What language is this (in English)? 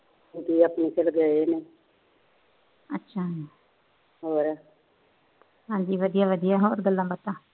Punjabi